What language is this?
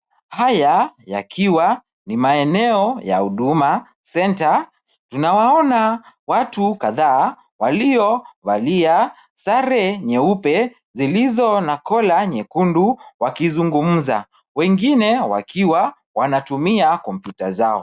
Swahili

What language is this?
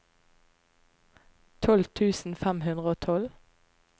Norwegian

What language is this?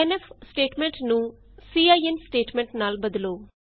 Punjabi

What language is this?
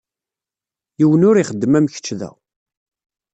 Kabyle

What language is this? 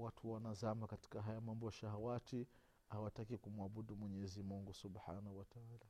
Swahili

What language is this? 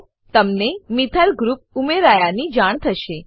Gujarati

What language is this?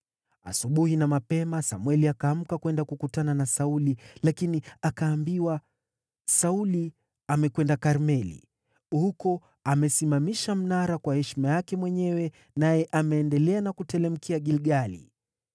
Swahili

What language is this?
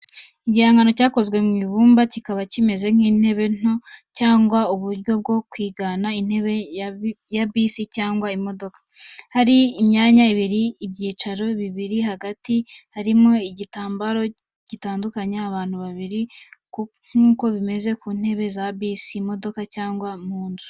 Kinyarwanda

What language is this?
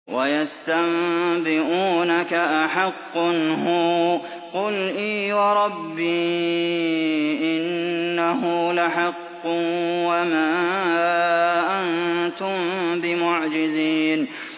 Arabic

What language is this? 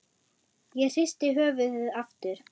Icelandic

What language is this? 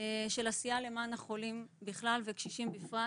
Hebrew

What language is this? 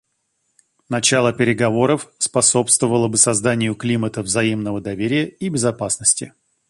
Russian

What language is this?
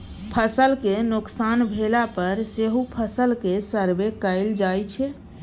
Maithili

